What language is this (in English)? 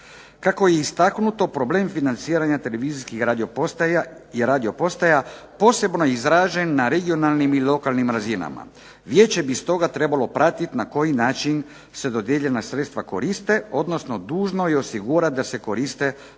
Croatian